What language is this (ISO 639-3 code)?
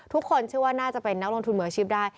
tha